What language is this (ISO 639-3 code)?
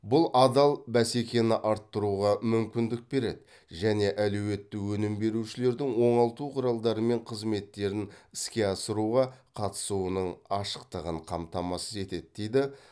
kaz